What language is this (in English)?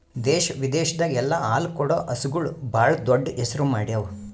Kannada